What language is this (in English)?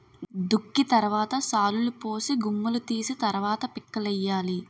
Telugu